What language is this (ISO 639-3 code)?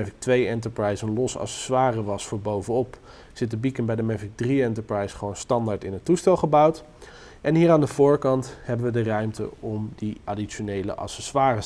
nld